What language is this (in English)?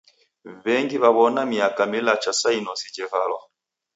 Taita